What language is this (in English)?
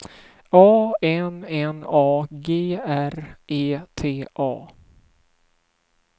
Swedish